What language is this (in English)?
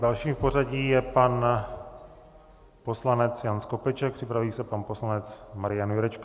Czech